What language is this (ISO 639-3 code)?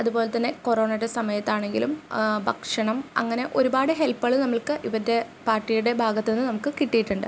mal